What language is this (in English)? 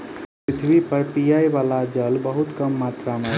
Maithili